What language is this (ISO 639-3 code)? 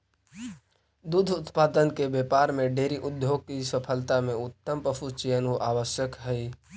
mag